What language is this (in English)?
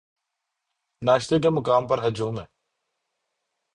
Urdu